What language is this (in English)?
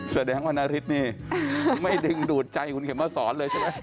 Thai